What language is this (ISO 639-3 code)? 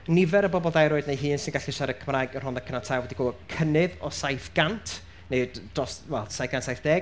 cym